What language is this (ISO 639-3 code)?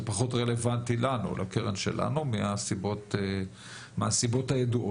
heb